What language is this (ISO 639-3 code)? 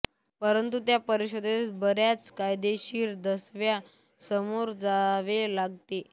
mar